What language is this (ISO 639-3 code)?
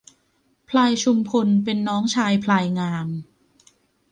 tha